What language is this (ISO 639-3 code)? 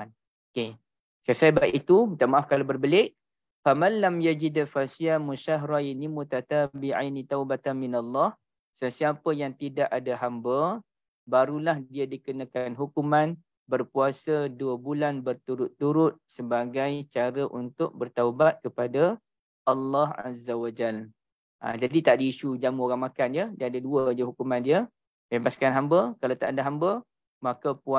msa